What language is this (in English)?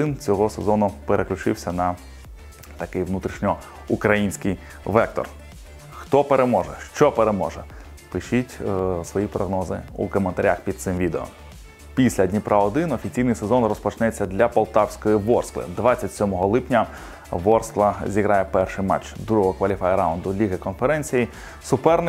Ukrainian